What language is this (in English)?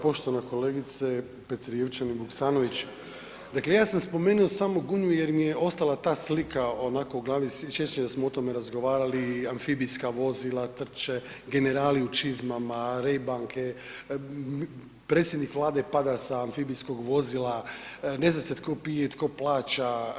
Croatian